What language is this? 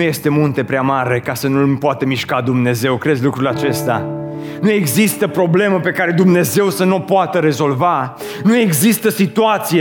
Romanian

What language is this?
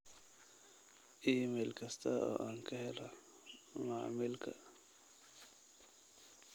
Somali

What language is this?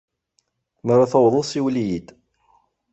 Kabyle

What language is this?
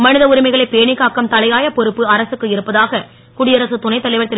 Tamil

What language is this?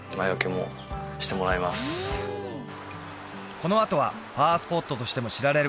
Japanese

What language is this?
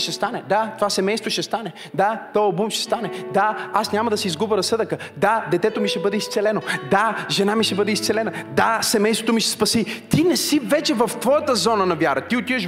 Bulgarian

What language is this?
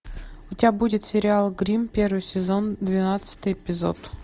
Russian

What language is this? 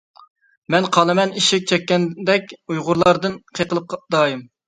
Uyghur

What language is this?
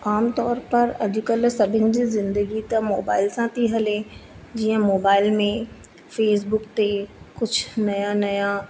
Sindhi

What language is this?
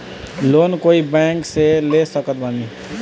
Bhojpuri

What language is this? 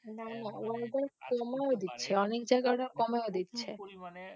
Bangla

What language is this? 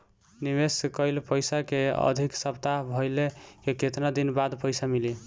Bhojpuri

